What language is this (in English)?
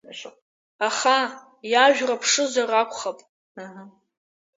Abkhazian